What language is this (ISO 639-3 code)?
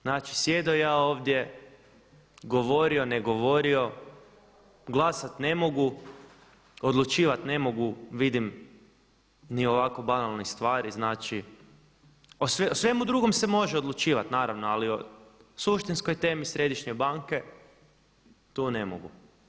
hrv